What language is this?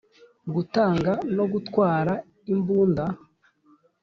Kinyarwanda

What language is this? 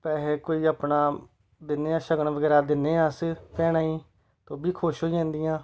Dogri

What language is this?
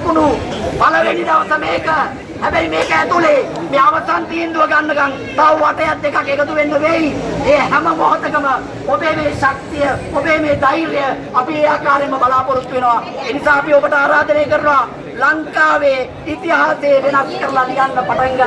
Sinhala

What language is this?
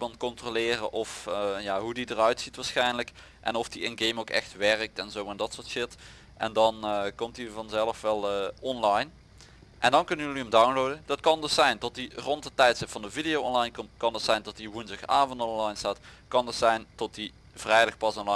Dutch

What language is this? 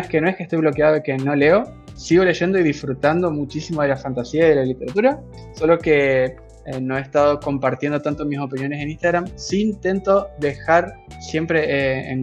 Spanish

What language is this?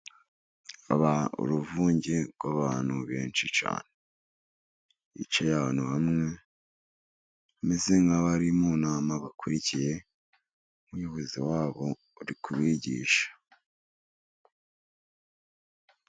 Kinyarwanda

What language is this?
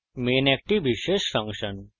Bangla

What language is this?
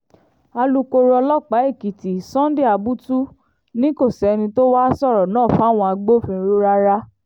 Yoruba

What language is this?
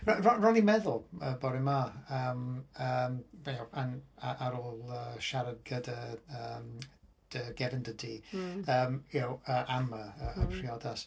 Welsh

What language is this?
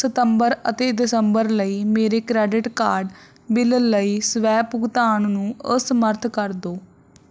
Punjabi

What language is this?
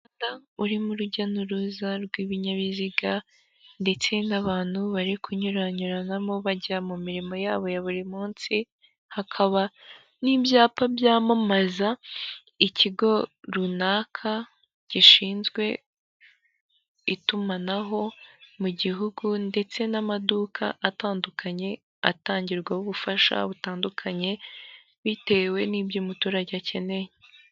Kinyarwanda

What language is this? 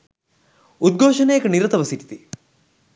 Sinhala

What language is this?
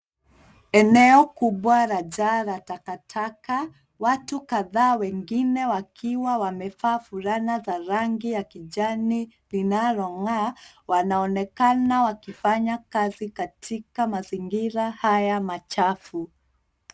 Swahili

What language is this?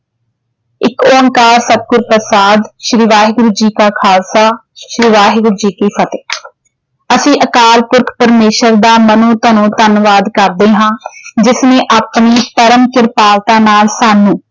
Punjabi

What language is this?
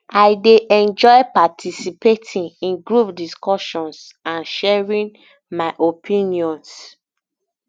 Nigerian Pidgin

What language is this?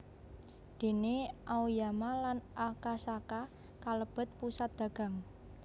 Javanese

